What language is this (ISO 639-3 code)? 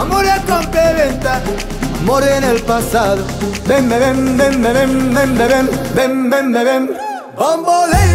ara